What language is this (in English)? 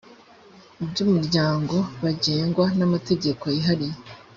Kinyarwanda